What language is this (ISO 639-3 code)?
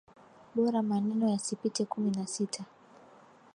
swa